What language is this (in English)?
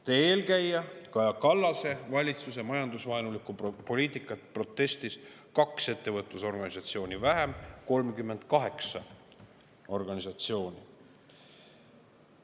Estonian